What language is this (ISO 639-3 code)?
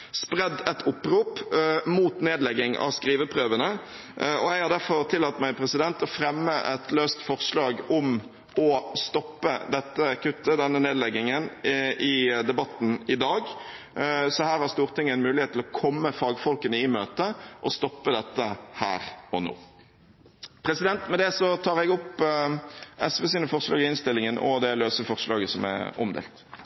nor